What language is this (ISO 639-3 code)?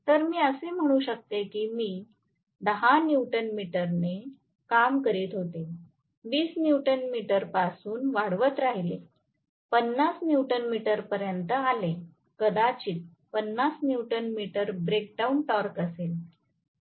mar